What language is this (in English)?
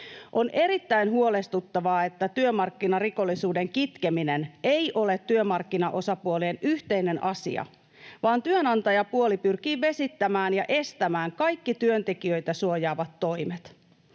Finnish